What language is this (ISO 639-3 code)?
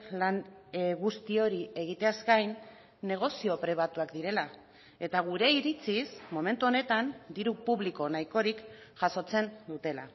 eus